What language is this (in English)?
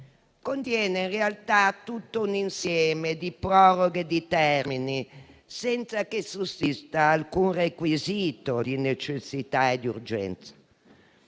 Italian